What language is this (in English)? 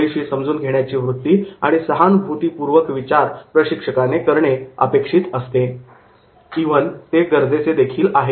Marathi